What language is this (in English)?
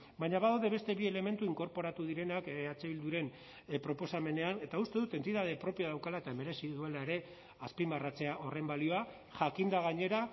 Basque